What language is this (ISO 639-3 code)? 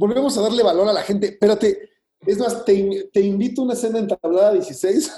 spa